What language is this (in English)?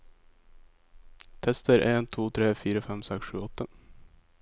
Norwegian